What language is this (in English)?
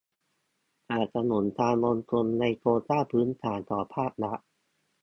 Thai